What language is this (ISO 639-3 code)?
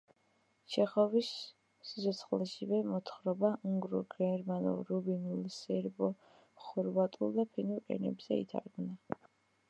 kat